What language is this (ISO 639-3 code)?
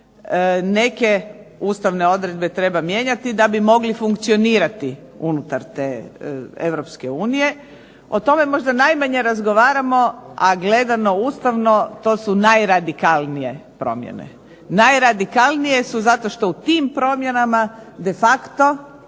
hrv